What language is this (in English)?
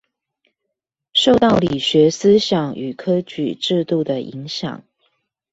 Chinese